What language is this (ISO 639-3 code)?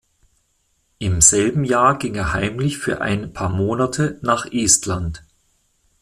deu